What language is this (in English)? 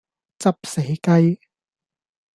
Cantonese